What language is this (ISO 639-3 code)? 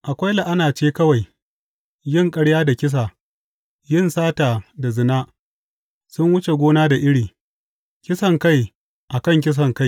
hau